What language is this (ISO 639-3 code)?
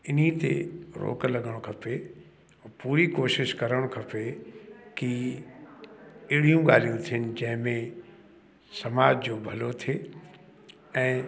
snd